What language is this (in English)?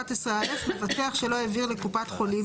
Hebrew